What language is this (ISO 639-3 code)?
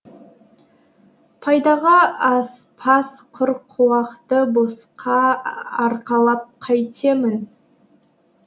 kaz